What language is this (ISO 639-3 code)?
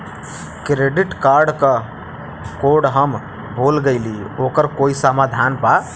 bho